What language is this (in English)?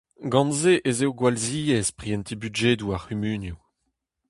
Breton